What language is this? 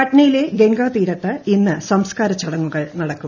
Malayalam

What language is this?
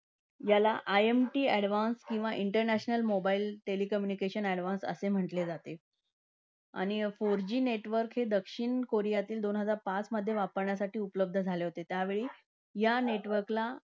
Marathi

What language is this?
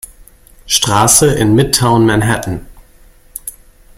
German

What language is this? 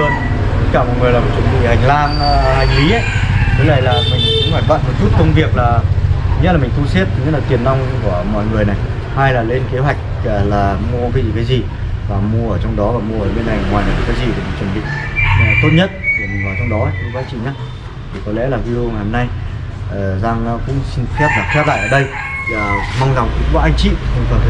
Vietnamese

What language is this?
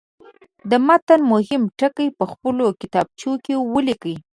Pashto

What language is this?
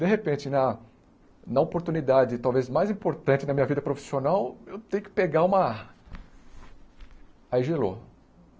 Portuguese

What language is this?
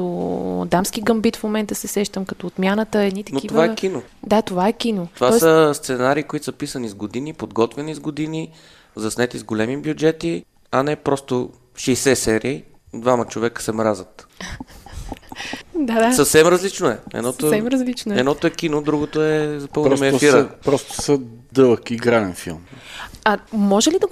Bulgarian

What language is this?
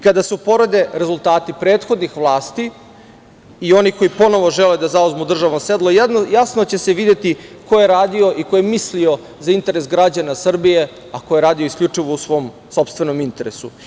Serbian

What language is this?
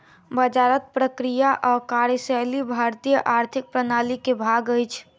Maithili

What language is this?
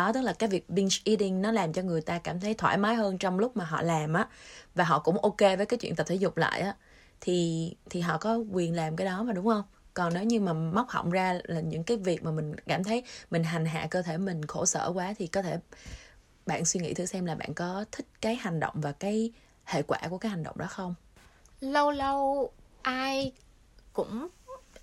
Vietnamese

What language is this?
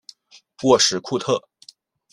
Chinese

